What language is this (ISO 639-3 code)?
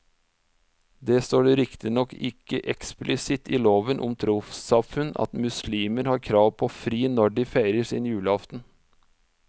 nor